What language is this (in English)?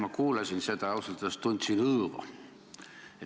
Estonian